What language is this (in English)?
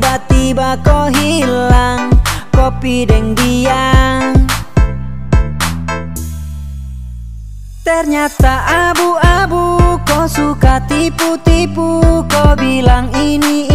Indonesian